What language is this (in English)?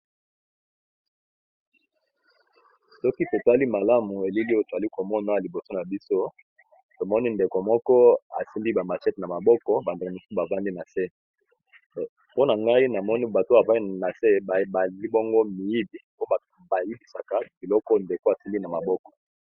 Lingala